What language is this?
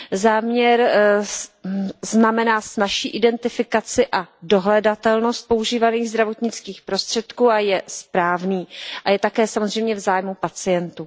Czech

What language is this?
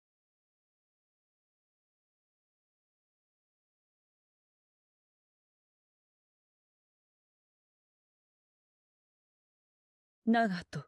Japanese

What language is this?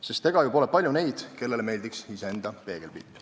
Estonian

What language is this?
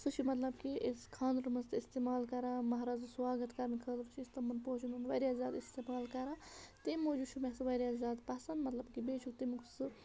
Kashmiri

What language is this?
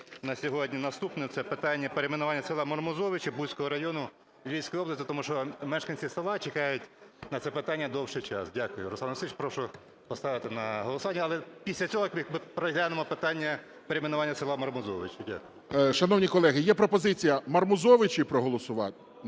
Ukrainian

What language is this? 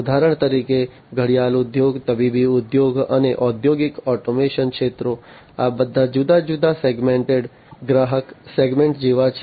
Gujarati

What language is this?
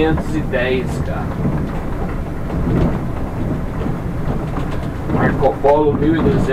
Portuguese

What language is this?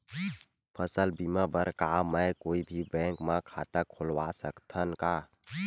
Chhattisgarhi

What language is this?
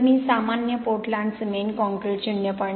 Marathi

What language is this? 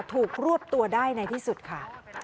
Thai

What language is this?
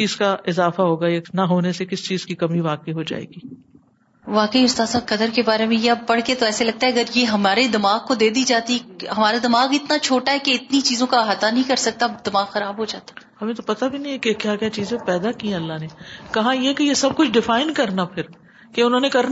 Urdu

